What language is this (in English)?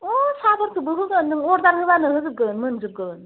Bodo